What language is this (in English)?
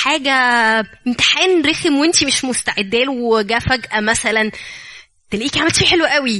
Arabic